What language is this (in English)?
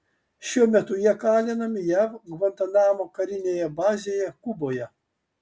Lithuanian